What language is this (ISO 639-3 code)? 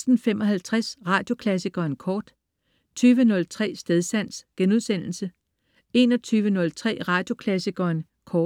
dan